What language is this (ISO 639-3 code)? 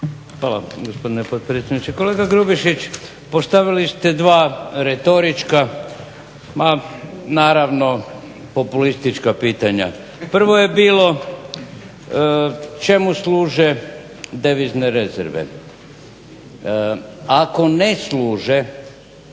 hrv